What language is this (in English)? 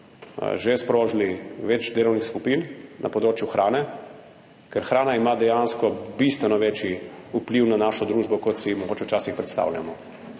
Slovenian